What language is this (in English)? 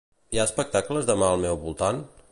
Catalan